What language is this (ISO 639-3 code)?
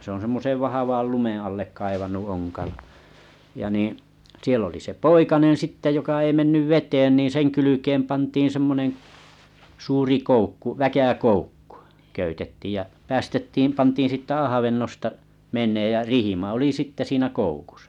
fin